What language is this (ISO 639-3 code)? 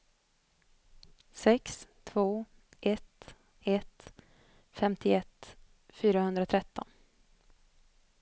swe